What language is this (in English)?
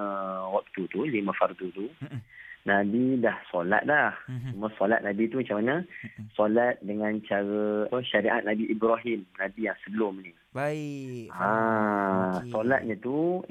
Malay